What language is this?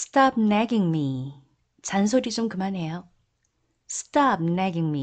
Korean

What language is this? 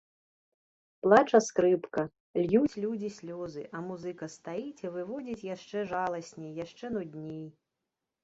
Belarusian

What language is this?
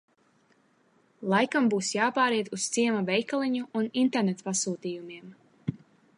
Latvian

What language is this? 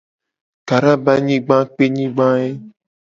Gen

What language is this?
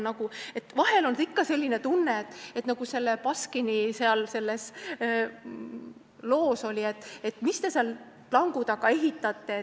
Estonian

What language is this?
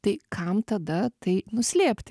Lithuanian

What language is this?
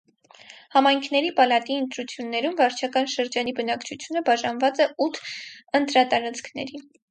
Armenian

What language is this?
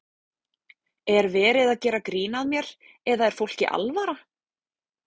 Icelandic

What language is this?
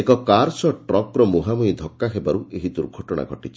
Odia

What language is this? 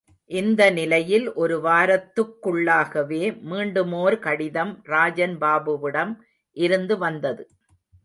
Tamil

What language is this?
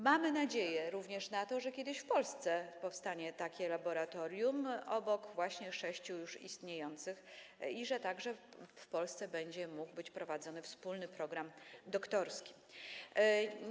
Polish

